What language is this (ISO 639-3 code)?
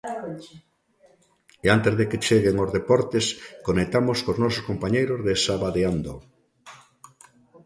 glg